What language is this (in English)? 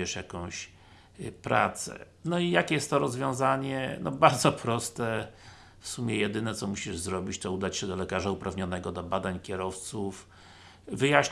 Polish